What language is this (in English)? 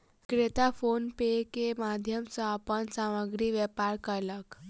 Maithili